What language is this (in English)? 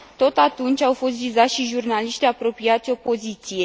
Romanian